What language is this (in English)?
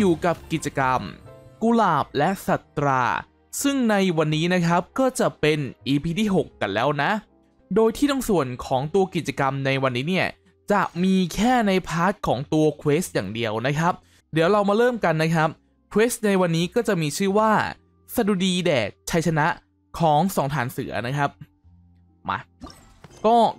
Thai